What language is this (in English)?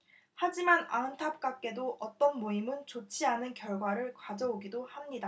Korean